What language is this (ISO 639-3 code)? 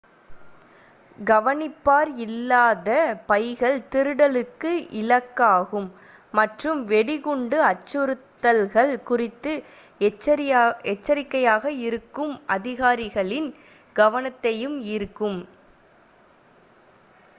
tam